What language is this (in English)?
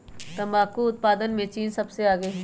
Magahi